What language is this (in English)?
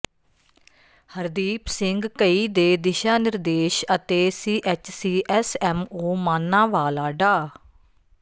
Punjabi